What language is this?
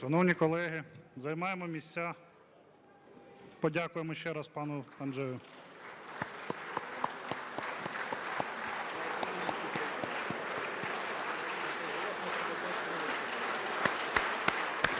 Ukrainian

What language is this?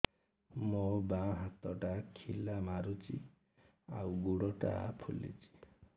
Odia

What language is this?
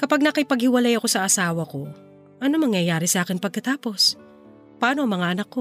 Filipino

